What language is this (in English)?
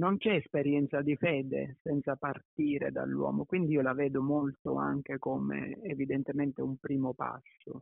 Italian